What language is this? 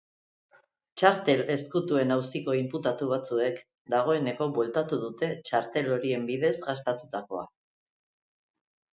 Basque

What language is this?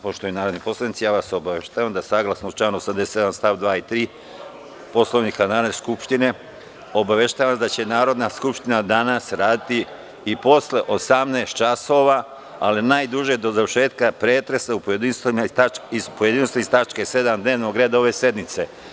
Serbian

